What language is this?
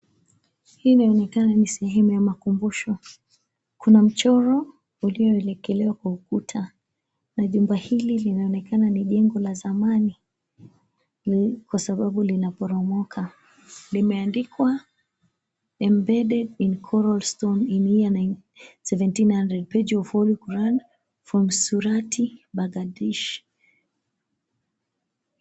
Swahili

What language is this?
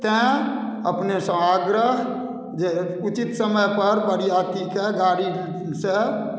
Maithili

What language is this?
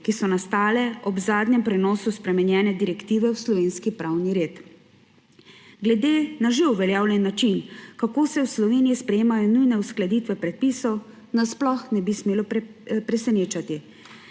Slovenian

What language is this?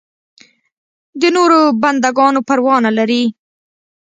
Pashto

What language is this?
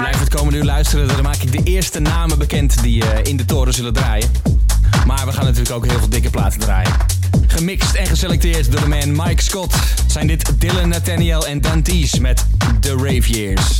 Dutch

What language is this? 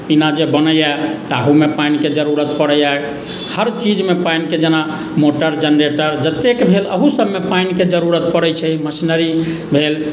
Maithili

